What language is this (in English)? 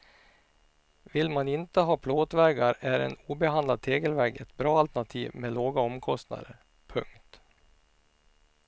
Swedish